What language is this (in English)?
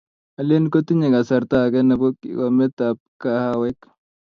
Kalenjin